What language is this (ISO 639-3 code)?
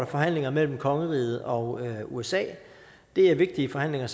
dan